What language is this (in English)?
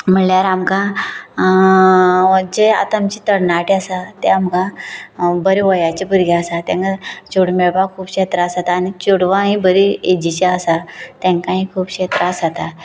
Konkani